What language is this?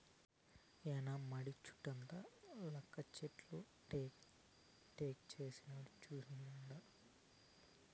Telugu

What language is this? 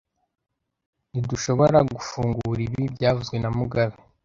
Kinyarwanda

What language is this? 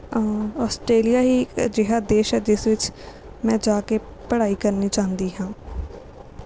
Punjabi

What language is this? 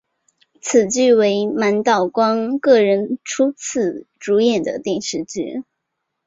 Chinese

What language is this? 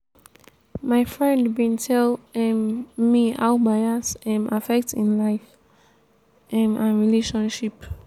Nigerian Pidgin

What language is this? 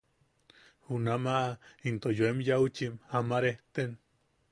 Yaqui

